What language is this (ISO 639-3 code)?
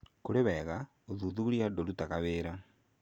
kik